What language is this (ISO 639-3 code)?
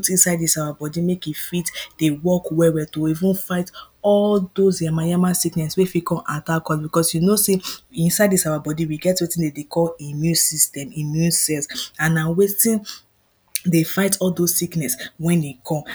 pcm